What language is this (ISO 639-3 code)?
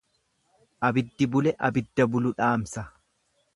orm